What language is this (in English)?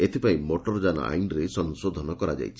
Odia